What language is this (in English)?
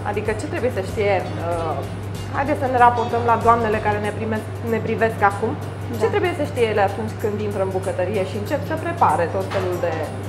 Romanian